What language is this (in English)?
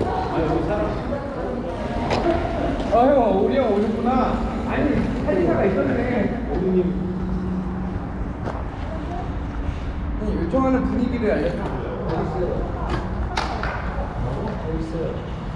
Korean